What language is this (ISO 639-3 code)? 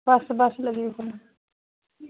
doi